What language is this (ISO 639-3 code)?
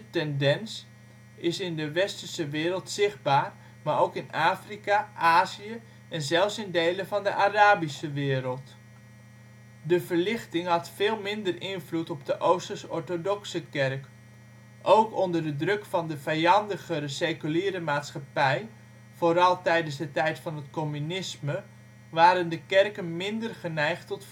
nld